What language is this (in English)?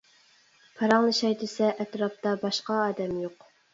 Uyghur